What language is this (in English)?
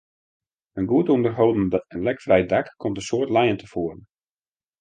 Western Frisian